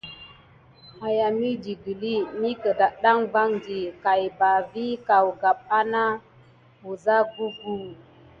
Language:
Gidar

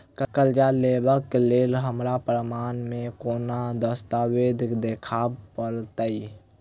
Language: Maithili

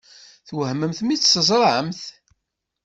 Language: Kabyle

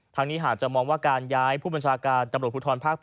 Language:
Thai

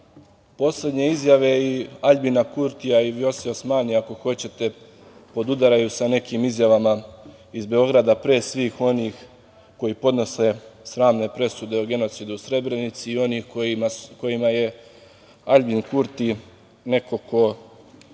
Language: Serbian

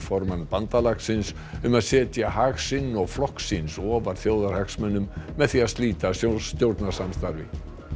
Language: Icelandic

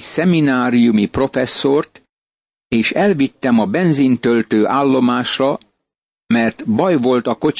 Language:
Hungarian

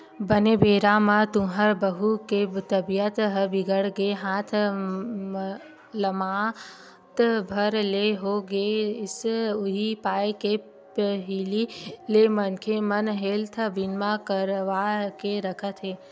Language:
Chhattisgarhi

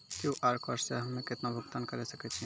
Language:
Maithili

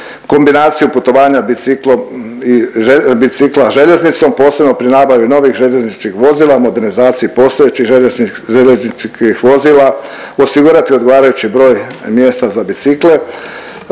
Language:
Croatian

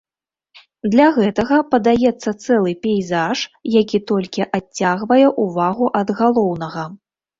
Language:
Belarusian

